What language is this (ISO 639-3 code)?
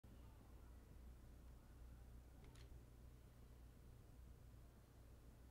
por